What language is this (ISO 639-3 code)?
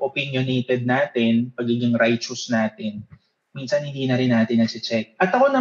fil